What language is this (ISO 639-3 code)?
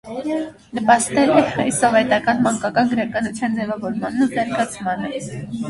hye